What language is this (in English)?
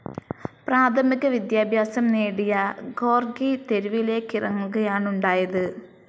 Malayalam